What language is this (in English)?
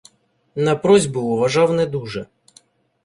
Ukrainian